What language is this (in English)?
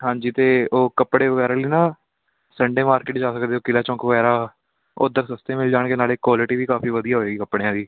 Punjabi